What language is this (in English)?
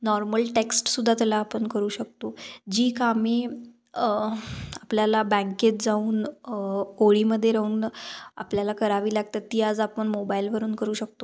Marathi